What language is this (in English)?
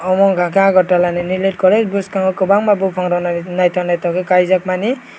Kok Borok